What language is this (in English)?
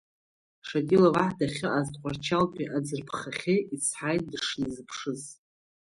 Abkhazian